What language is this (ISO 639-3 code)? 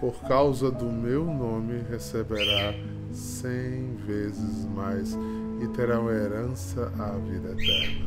por